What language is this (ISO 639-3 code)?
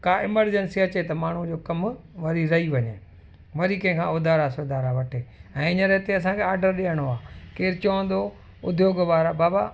snd